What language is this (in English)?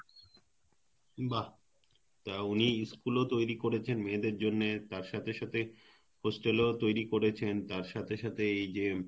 Bangla